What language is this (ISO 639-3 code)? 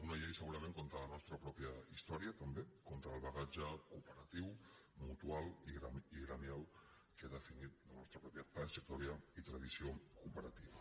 cat